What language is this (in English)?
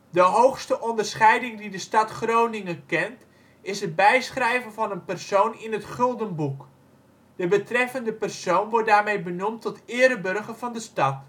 Dutch